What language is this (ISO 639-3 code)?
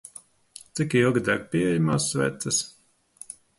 lav